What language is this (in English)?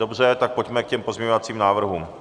Czech